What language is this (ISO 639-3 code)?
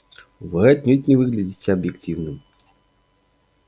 rus